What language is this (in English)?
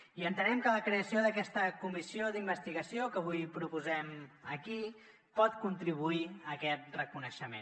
Catalan